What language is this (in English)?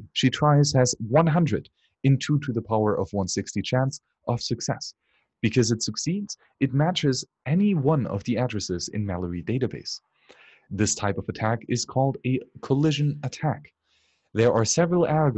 English